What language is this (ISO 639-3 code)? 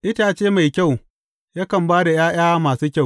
hau